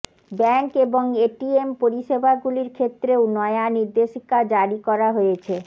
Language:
Bangla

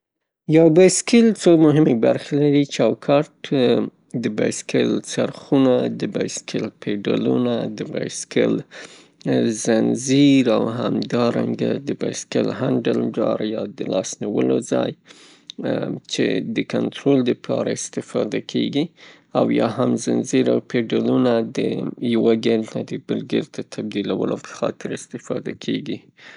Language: Pashto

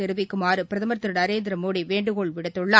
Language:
Tamil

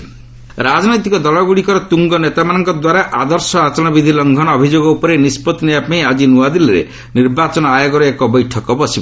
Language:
Odia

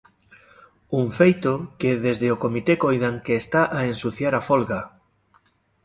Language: Galician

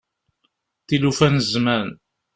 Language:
Kabyle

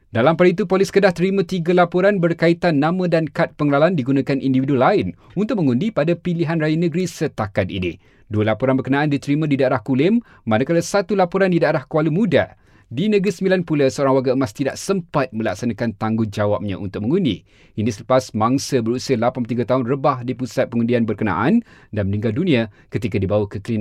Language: Malay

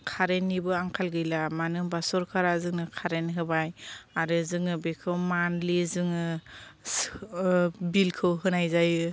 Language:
Bodo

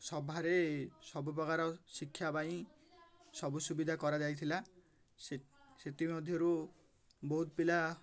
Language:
Odia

